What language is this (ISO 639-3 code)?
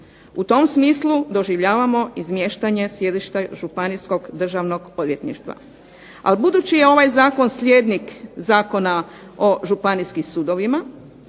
hrv